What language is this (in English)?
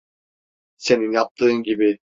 Turkish